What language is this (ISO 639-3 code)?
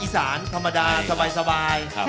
tha